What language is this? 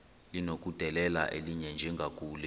Xhosa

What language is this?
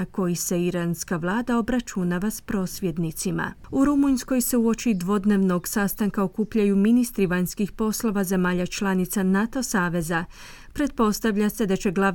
Croatian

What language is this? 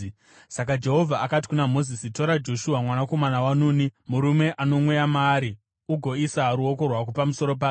Shona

